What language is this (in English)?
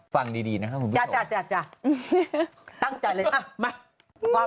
Thai